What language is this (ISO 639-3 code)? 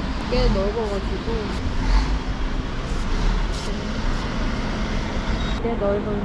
kor